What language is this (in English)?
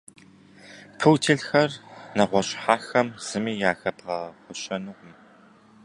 Kabardian